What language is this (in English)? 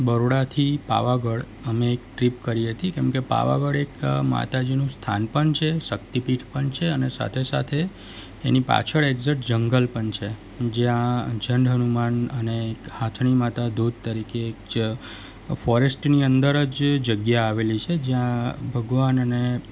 Gujarati